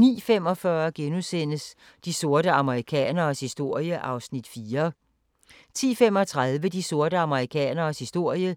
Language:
Danish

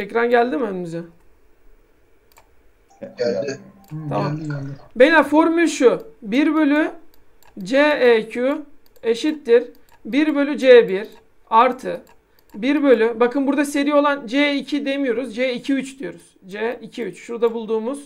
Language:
Turkish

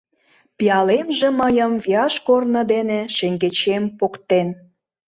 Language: Mari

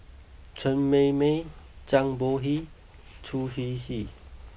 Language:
English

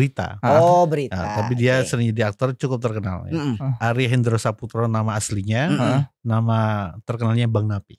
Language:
Indonesian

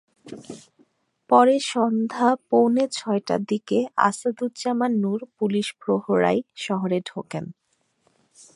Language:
Bangla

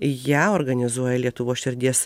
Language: Lithuanian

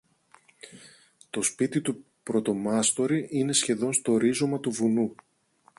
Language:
Greek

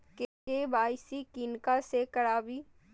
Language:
Maithili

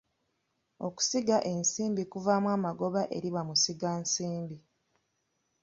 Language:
Ganda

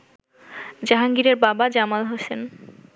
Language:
Bangla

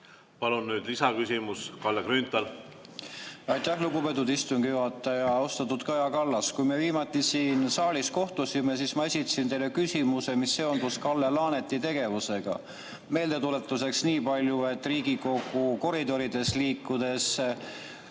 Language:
Estonian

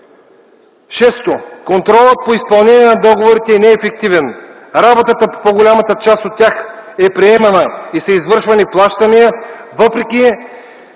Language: Bulgarian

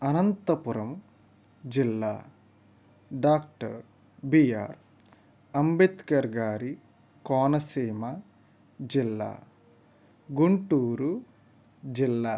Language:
Telugu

